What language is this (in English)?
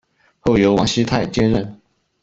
Chinese